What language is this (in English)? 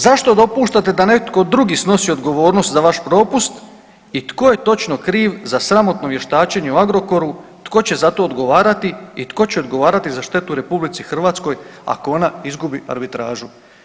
Croatian